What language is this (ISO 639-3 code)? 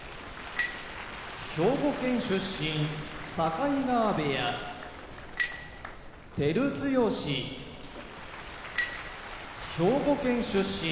jpn